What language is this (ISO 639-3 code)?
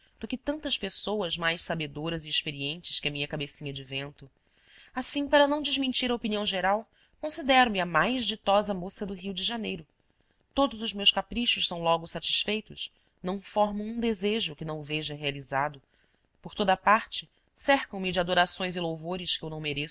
por